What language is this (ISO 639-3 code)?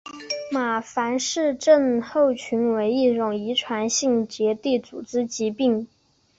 zho